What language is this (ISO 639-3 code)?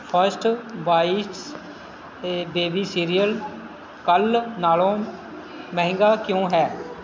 pan